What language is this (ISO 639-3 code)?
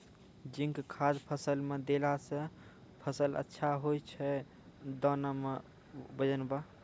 mai